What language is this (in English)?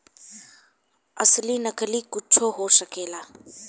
Bhojpuri